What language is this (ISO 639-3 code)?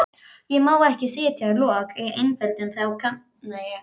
isl